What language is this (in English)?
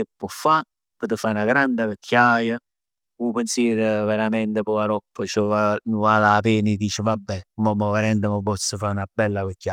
Neapolitan